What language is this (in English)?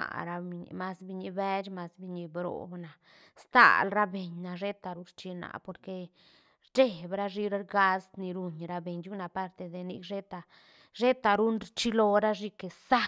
Santa Catarina Albarradas Zapotec